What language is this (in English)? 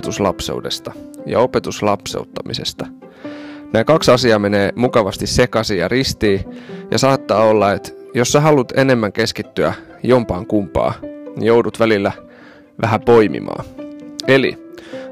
Finnish